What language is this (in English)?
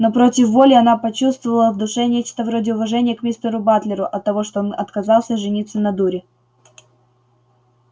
Russian